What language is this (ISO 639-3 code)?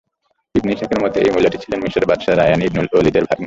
ben